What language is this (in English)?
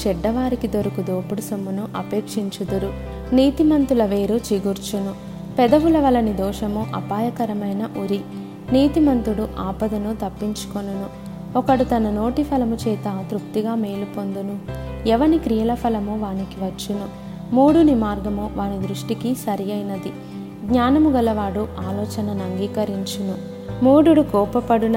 Telugu